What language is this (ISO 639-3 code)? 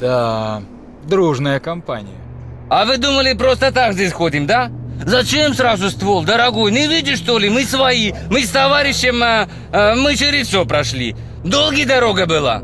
rus